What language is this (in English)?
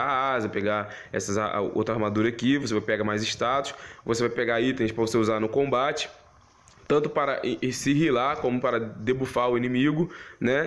Portuguese